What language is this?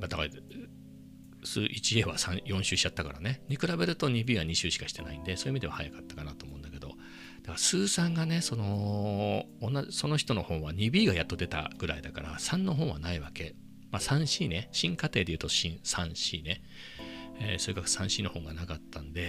Japanese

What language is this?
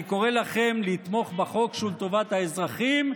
Hebrew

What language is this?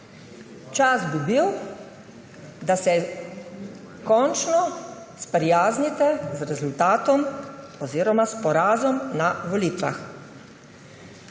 Slovenian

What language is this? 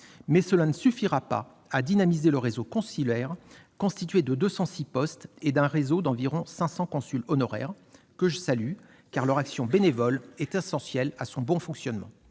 French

